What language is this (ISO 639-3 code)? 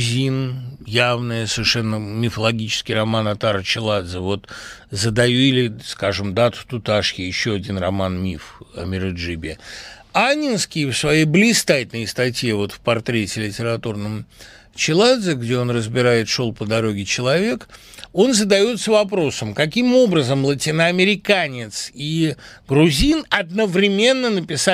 rus